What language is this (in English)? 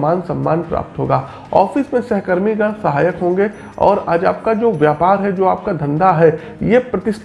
Hindi